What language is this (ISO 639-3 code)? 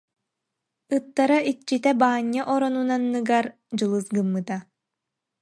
sah